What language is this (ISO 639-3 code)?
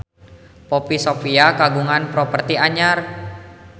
sun